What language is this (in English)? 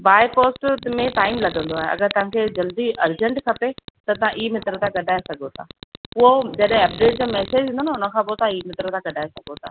Sindhi